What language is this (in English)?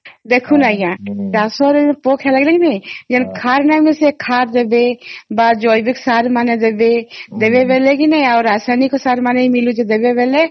Odia